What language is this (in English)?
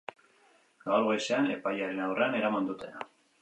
Basque